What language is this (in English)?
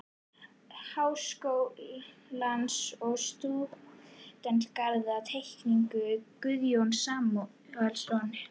Icelandic